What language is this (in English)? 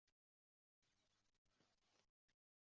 Uzbek